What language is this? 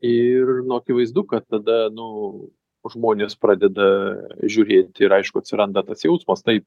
Lithuanian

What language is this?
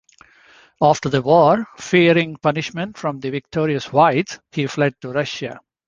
English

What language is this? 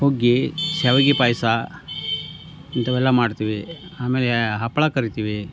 Kannada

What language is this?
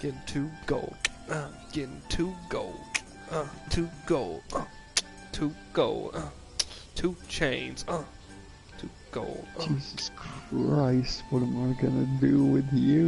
English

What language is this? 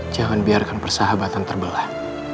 Indonesian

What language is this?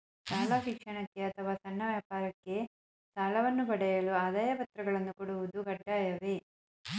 Kannada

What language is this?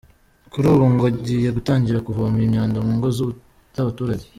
Kinyarwanda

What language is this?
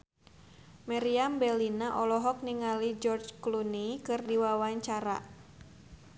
Sundanese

